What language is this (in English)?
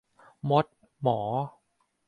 Thai